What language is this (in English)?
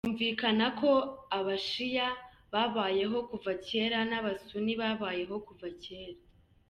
Kinyarwanda